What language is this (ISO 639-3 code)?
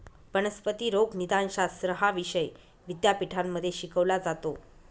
mar